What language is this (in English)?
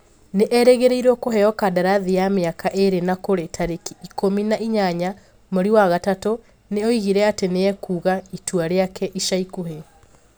Kikuyu